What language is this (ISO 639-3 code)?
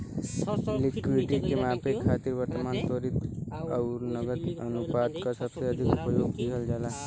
bho